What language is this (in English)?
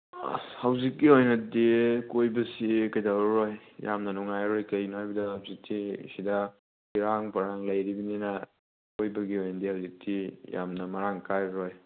Manipuri